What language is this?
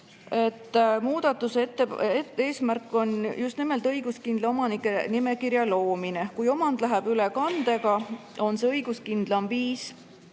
Estonian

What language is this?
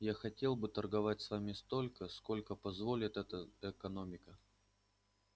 Russian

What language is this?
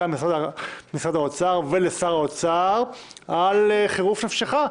Hebrew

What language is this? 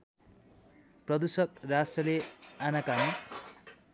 Nepali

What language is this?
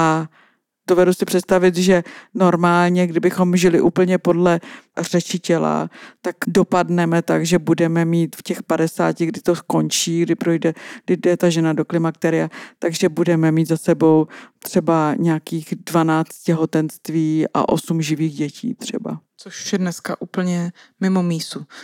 Czech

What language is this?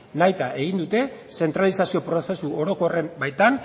Basque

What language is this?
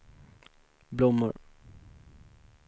Swedish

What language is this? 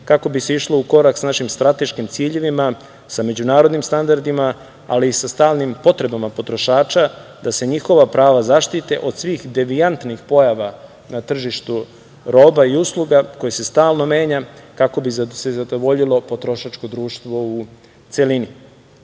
Serbian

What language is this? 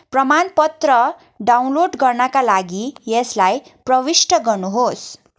Nepali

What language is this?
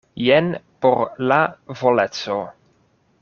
Esperanto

